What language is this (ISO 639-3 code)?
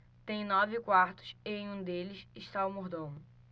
por